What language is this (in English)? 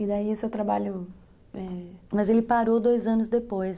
Portuguese